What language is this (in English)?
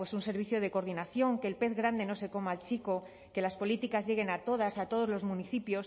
Spanish